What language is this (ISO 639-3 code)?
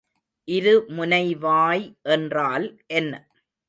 tam